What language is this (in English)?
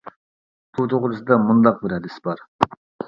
Uyghur